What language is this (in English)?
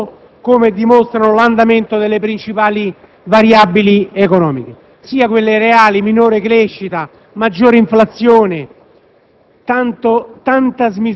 Italian